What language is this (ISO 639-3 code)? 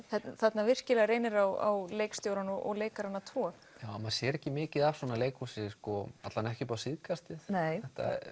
isl